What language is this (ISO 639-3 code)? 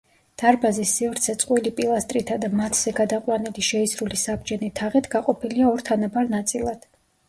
kat